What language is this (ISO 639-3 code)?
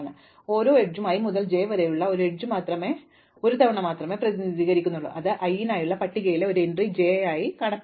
mal